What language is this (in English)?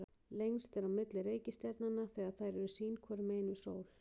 Icelandic